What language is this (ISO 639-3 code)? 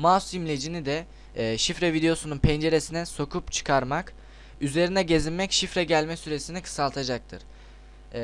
tur